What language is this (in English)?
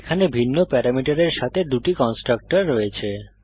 Bangla